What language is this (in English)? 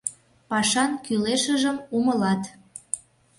Mari